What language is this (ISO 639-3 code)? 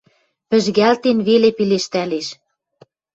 mrj